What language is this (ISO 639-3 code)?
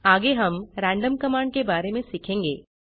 hin